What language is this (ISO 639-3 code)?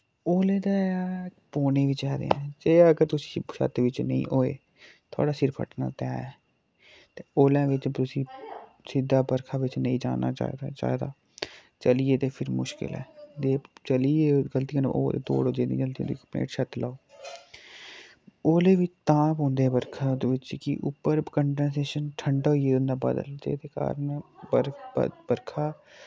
doi